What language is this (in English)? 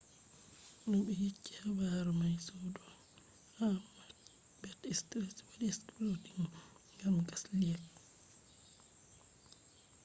Fula